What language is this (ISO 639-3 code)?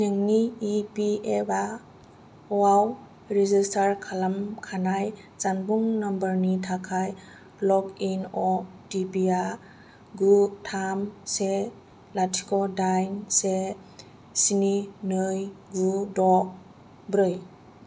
brx